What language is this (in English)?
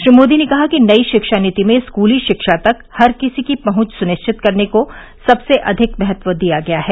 Hindi